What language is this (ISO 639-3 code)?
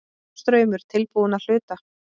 isl